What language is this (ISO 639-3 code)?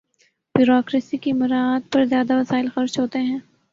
urd